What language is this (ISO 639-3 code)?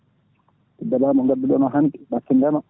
ful